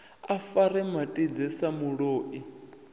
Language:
Venda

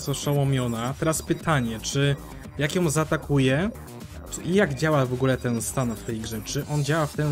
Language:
Polish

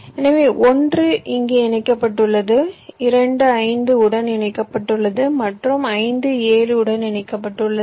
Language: Tamil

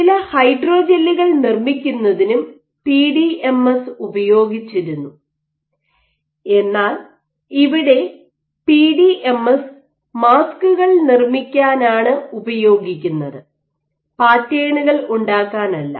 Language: Malayalam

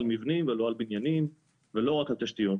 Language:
Hebrew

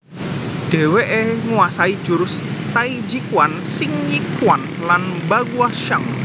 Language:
Javanese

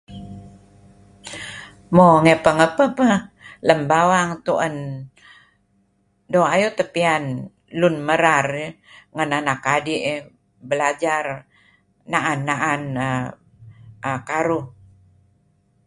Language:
Kelabit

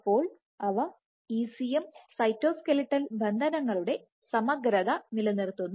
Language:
Malayalam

